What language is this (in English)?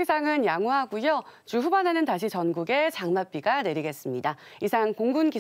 Korean